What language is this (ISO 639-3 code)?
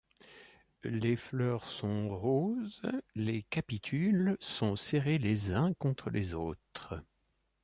fra